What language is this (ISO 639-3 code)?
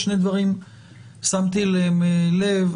heb